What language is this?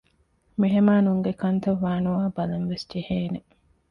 Divehi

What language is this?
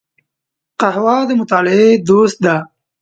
Pashto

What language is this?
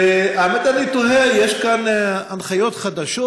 Hebrew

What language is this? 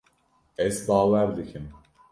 Kurdish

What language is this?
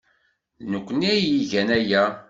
Kabyle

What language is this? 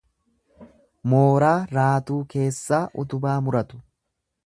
Oromo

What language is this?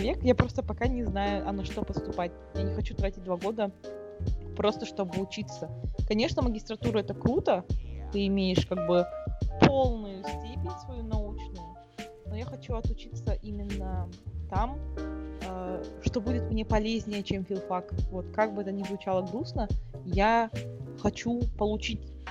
Russian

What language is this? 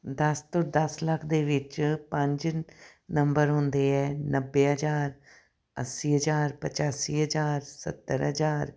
Punjabi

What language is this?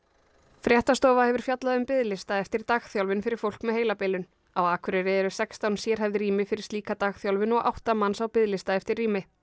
Icelandic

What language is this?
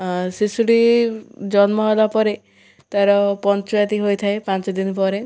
Odia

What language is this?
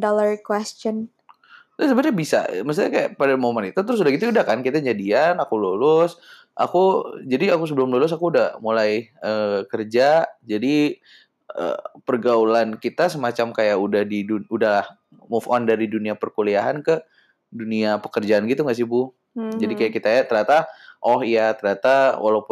Indonesian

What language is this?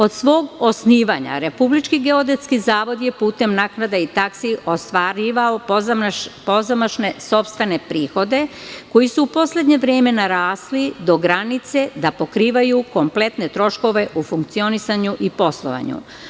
Serbian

